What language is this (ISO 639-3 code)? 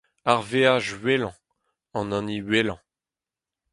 bre